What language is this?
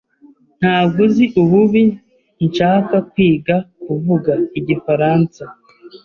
Kinyarwanda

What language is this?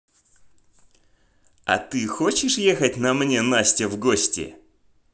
Russian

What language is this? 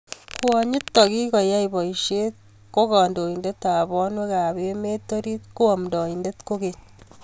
Kalenjin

